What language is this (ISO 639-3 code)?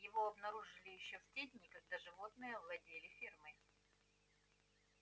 rus